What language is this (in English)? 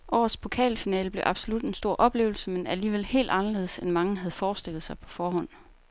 Danish